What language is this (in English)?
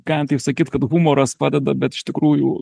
Lithuanian